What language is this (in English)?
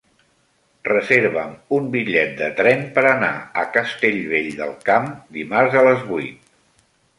Catalan